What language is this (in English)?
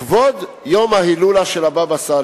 Hebrew